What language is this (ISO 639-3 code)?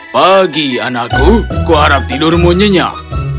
ind